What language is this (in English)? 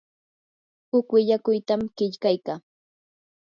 Yanahuanca Pasco Quechua